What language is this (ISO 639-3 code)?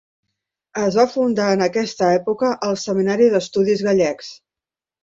cat